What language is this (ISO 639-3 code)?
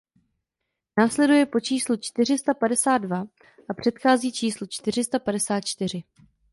ces